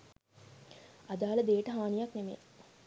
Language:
Sinhala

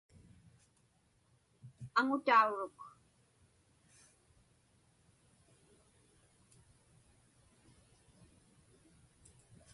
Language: Inupiaq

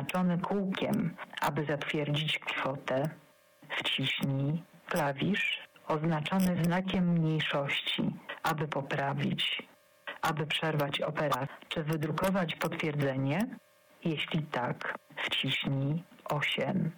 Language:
Polish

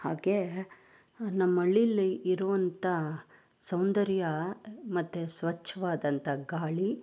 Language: Kannada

